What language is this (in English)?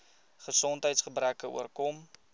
Afrikaans